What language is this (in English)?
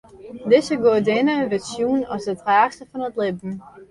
Western Frisian